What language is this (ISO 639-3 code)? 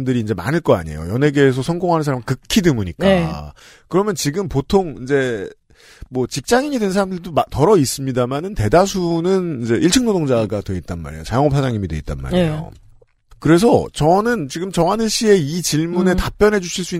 kor